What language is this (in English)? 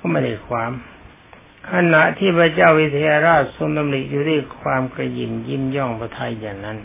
Thai